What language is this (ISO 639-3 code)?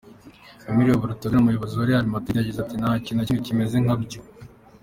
kin